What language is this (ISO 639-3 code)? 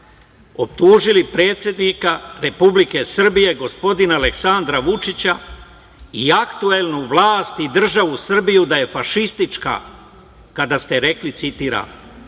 srp